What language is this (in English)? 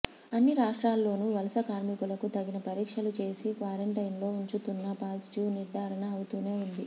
Telugu